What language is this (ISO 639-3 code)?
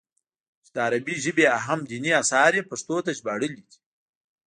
pus